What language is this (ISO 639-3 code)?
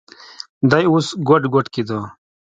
pus